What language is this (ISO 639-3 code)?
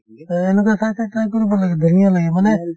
asm